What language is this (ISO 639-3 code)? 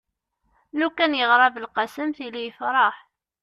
kab